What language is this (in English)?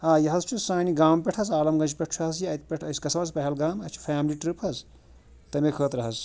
Kashmiri